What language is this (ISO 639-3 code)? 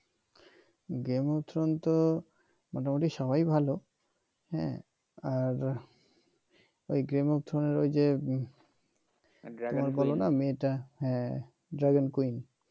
ben